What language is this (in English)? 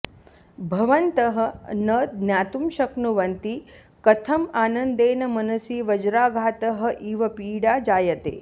Sanskrit